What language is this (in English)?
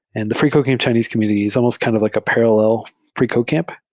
English